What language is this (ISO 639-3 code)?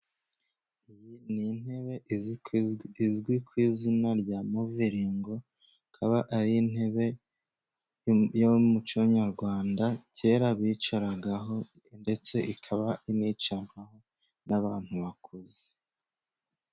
kin